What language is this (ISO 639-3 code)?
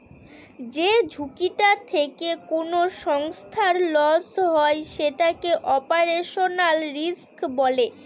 ben